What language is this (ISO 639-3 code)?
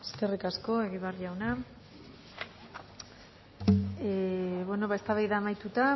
eus